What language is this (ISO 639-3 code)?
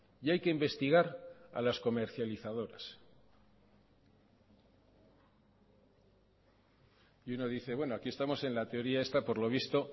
spa